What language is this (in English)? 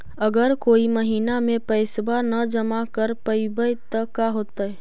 Magahi